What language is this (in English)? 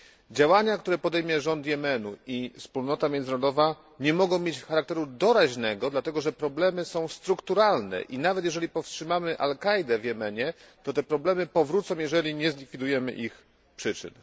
Polish